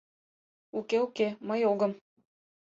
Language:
Mari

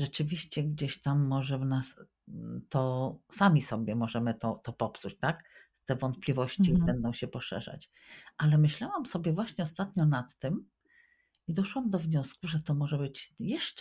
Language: Polish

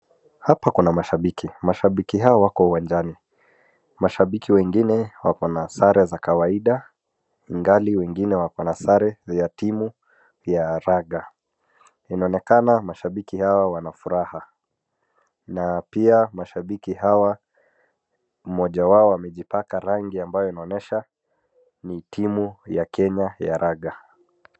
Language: Swahili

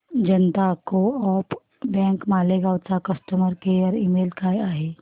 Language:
Marathi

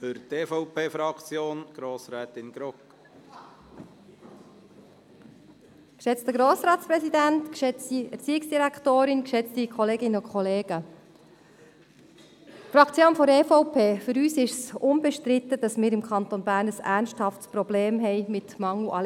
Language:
Swiss German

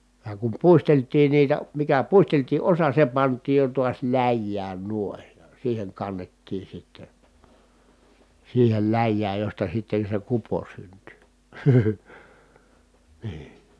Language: Finnish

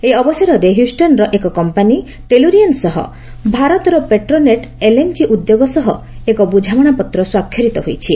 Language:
Odia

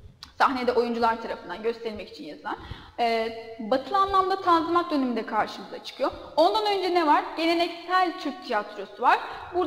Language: Turkish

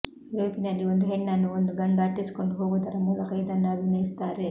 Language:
Kannada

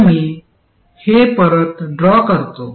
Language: Marathi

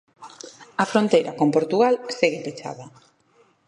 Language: Galician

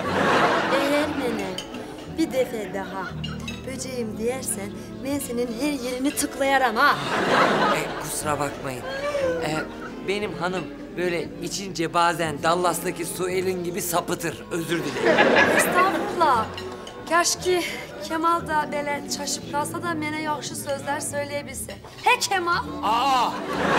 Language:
Turkish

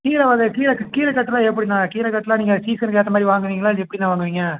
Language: Tamil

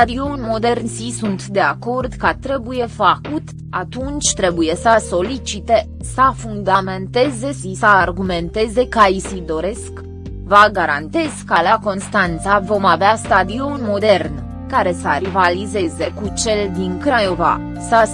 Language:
Romanian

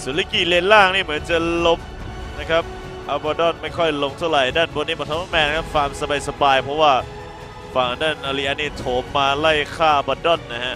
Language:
Thai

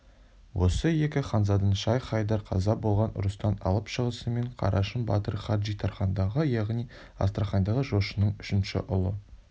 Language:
Kazakh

